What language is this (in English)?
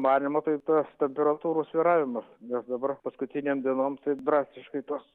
Lithuanian